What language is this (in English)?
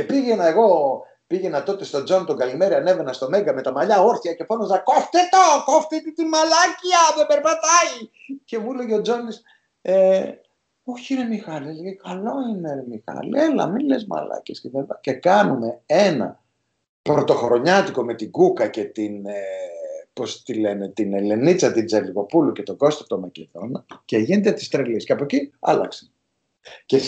Greek